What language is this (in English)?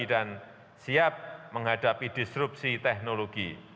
Indonesian